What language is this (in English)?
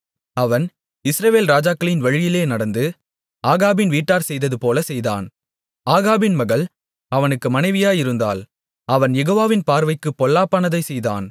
Tamil